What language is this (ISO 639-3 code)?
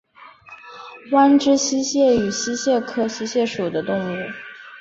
zho